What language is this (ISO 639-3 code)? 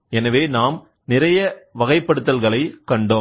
tam